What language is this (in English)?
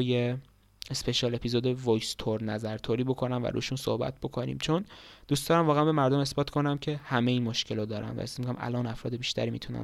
Persian